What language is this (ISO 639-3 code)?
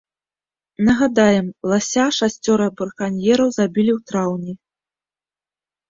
bel